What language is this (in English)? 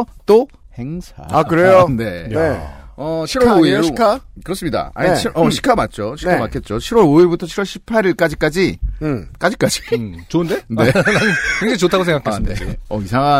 Korean